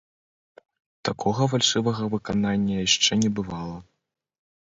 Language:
Belarusian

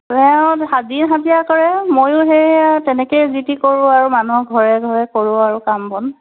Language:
Assamese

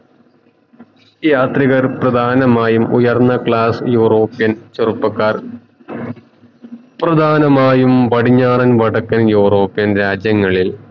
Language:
Malayalam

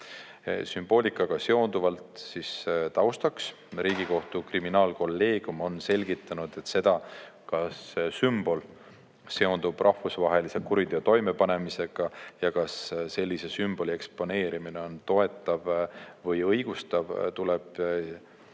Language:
Estonian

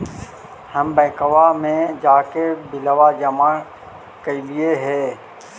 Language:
Magahi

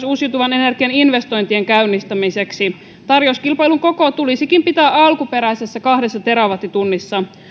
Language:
Finnish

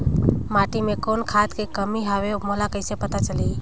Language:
Chhattisgarhi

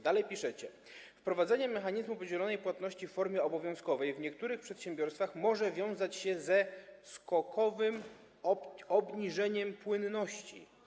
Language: Polish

